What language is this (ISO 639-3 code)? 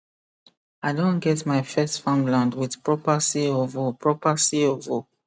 pcm